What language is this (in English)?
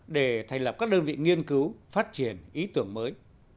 Vietnamese